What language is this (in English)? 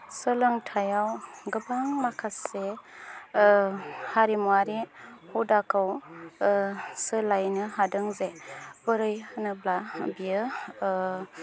Bodo